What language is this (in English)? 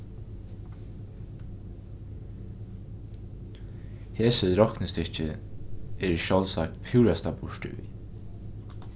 Faroese